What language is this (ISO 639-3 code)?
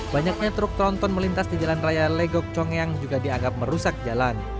ind